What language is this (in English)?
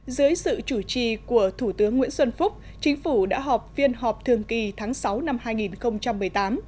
Vietnamese